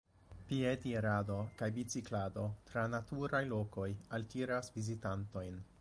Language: Esperanto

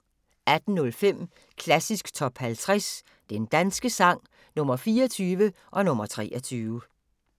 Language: Danish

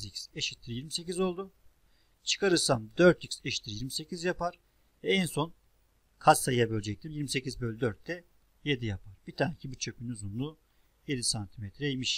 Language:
Turkish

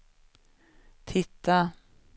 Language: Swedish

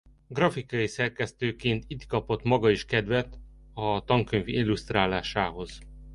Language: Hungarian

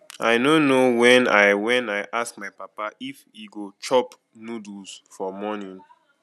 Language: Nigerian Pidgin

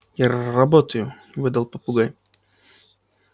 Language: Russian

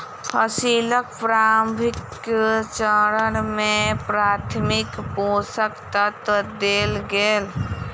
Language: Maithili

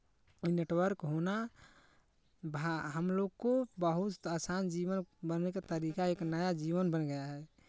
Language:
Hindi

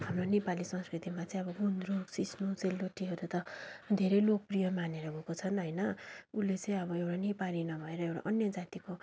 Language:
Nepali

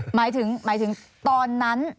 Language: Thai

